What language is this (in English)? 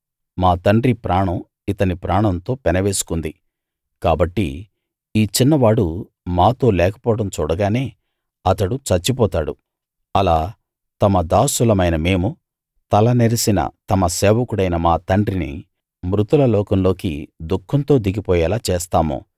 Telugu